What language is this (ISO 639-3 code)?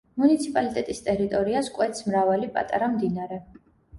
kat